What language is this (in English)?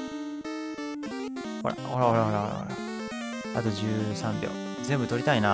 Japanese